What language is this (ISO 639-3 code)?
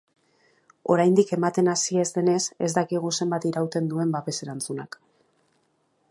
eus